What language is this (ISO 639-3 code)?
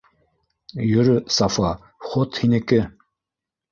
bak